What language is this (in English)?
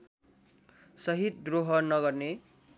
Nepali